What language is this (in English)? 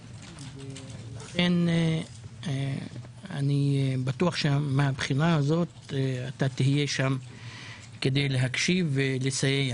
Hebrew